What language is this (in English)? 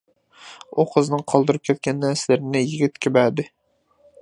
Uyghur